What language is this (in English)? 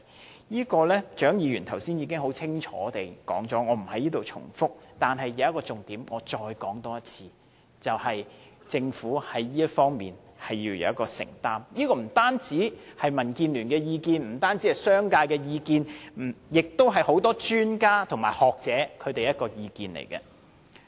Cantonese